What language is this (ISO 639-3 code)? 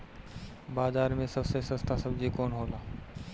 bho